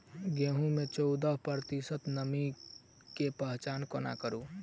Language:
Maithili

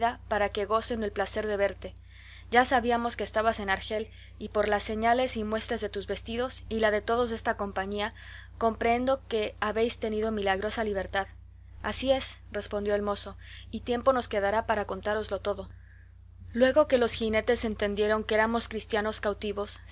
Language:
Spanish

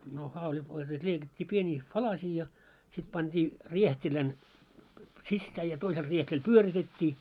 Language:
Finnish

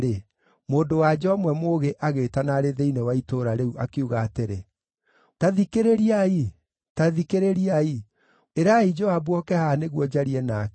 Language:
Kikuyu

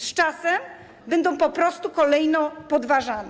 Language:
Polish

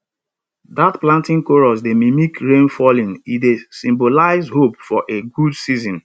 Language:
Nigerian Pidgin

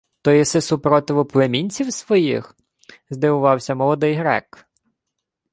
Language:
Ukrainian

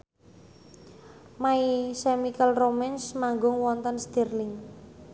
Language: Javanese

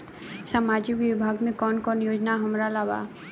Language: Bhojpuri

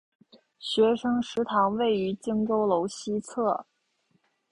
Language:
Chinese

